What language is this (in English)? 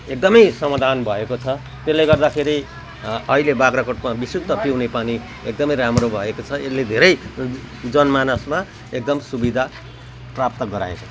Nepali